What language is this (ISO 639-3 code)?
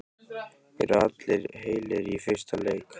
isl